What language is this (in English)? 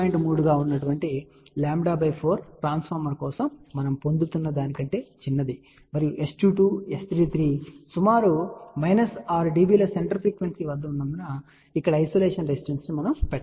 Telugu